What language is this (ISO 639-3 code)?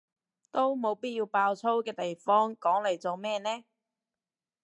yue